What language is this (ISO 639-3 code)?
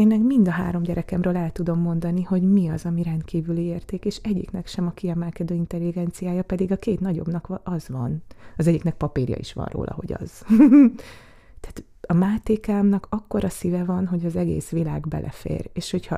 hun